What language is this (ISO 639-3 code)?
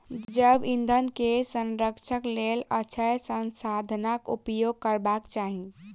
mai